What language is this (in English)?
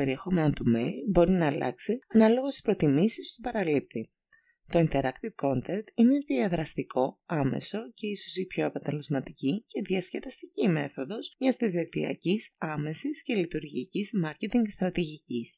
Greek